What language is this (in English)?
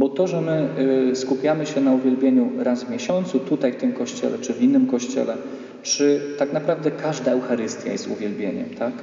Polish